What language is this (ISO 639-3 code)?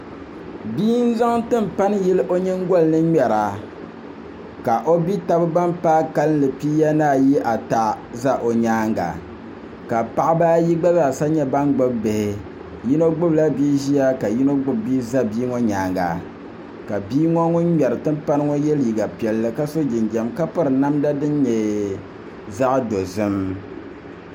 dag